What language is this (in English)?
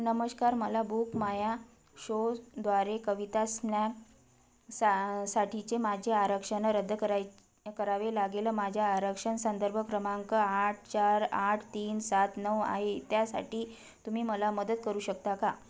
Marathi